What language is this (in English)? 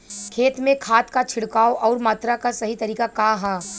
Bhojpuri